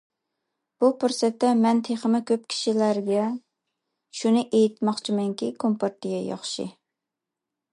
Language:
Uyghur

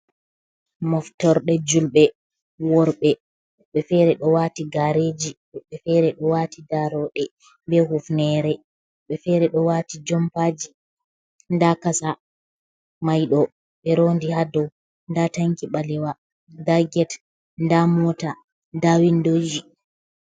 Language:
Fula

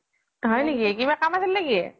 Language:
Assamese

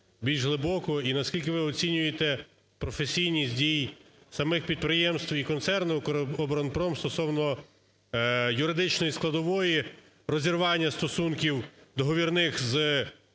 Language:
Ukrainian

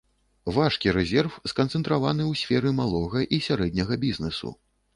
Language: Belarusian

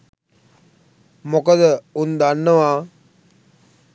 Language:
Sinhala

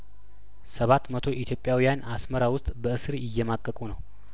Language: Amharic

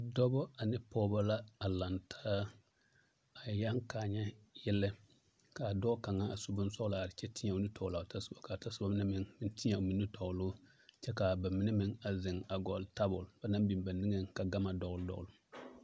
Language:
Southern Dagaare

